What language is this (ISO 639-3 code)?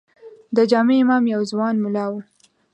pus